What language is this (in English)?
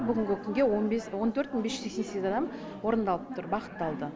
Kazakh